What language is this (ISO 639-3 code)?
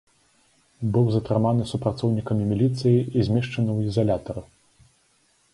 bel